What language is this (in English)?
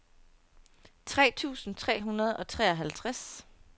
Danish